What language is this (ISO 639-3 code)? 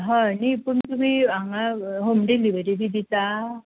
kok